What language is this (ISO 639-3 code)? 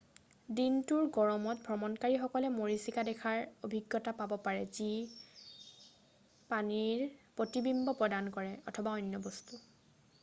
asm